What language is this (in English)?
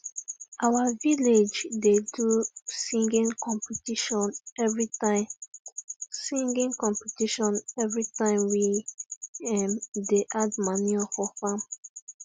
Nigerian Pidgin